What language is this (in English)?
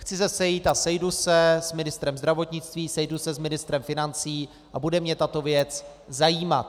Czech